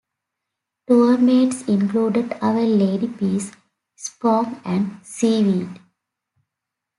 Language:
English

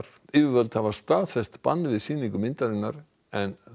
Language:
Icelandic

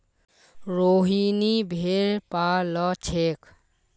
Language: Magahi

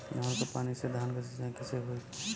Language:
Bhojpuri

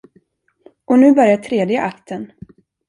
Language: Swedish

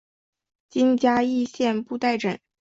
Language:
Chinese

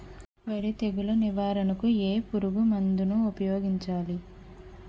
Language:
Telugu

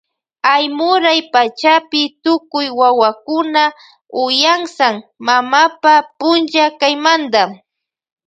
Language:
Loja Highland Quichua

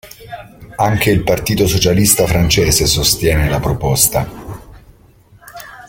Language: Italian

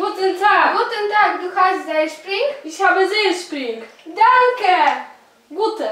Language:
Polish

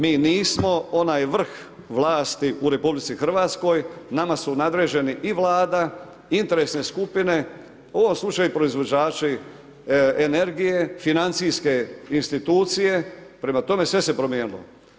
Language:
Croatian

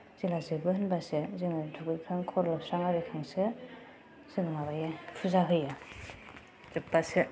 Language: Bodo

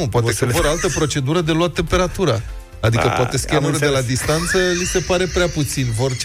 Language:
Romanian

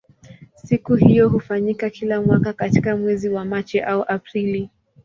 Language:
Swahili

